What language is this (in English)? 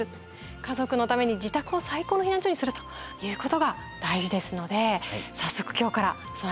Japanese